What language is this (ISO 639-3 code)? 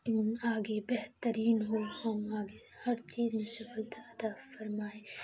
urd